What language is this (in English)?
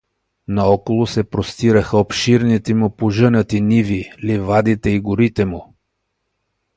Bulgarian